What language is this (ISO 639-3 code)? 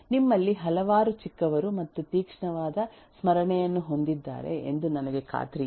kan